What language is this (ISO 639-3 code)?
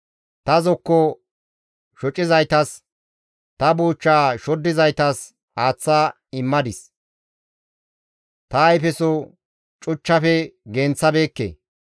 gmv